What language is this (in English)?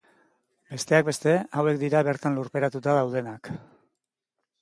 Basque